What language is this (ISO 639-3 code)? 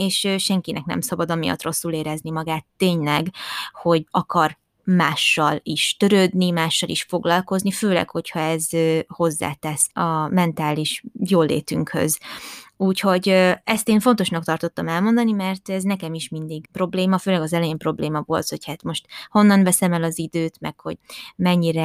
hun